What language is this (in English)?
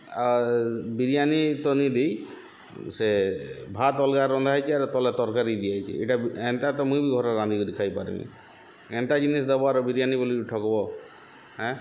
Odia